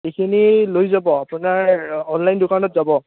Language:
Assamese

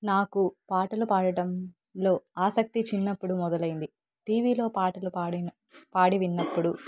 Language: Telugu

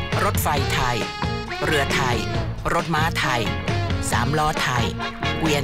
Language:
Thai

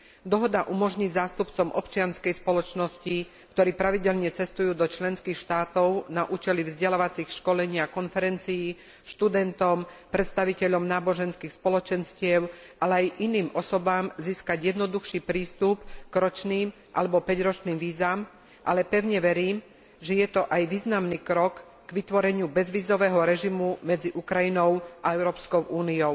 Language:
Slovak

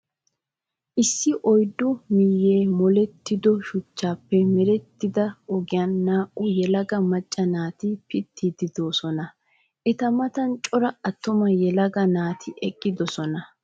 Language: Wolaytta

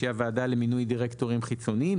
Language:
Hebrew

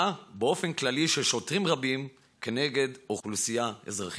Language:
Hebrew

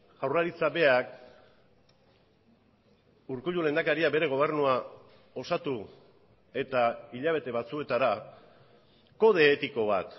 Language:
Basque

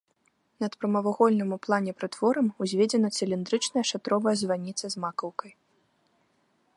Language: Belarusian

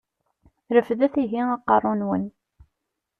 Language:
Kabyle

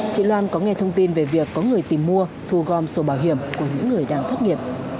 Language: Vietnamese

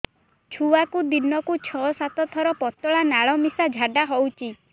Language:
Odia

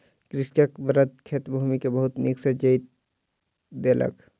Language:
Maithili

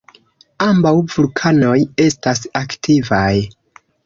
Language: Esperanto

